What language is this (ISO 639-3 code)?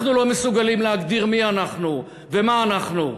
heb